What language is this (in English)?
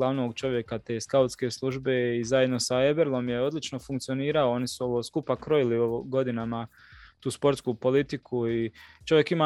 Croatian